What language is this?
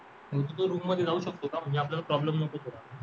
Marathi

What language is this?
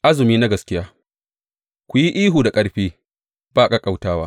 Hausa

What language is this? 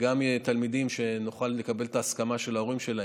Hebrew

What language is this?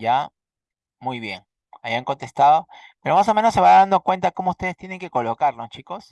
Spanish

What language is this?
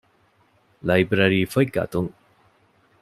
Divehi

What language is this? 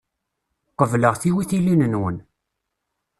Kabyle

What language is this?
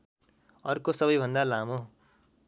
Nepali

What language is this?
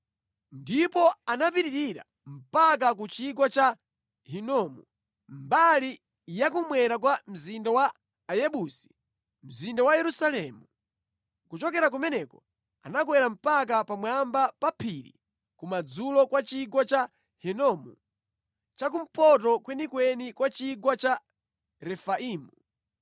Nyanja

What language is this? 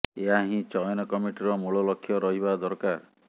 Odia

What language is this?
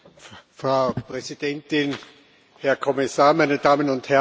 German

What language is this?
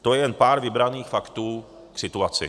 Czech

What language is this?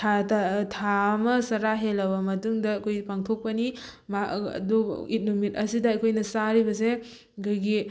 Manipuri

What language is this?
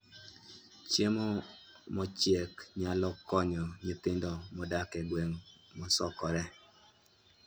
Luo (Kenya and Tanzania)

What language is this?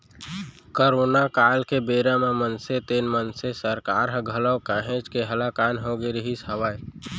Chhattisgarhi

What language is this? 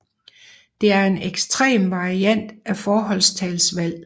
Danish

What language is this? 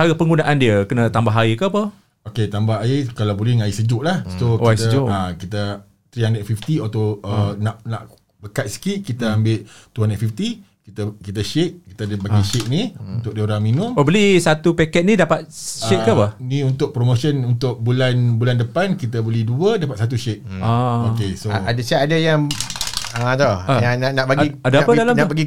Malay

